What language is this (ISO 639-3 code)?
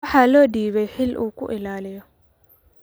som